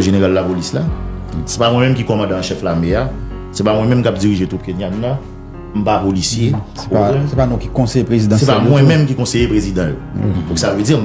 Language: French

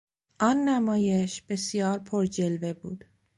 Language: Persian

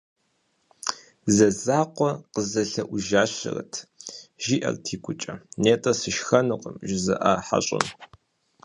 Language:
Kabardian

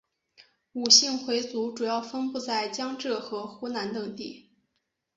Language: Chinese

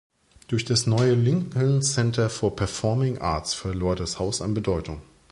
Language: German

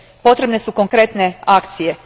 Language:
Croatian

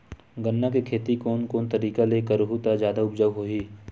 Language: Chhattisgarhi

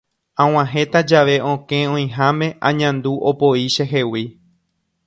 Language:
Guarani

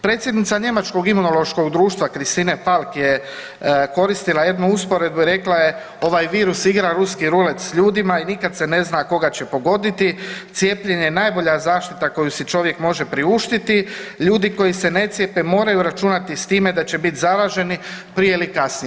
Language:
Croatian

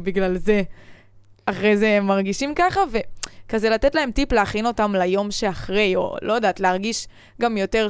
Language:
Hebrew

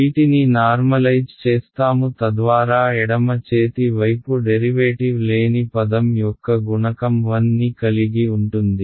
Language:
Telugu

